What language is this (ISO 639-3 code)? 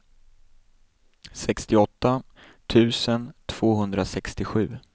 swe